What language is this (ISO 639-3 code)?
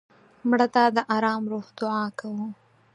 pus